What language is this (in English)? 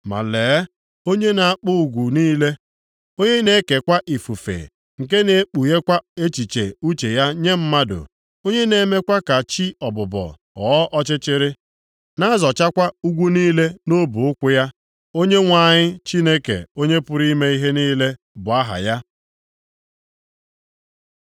Igbo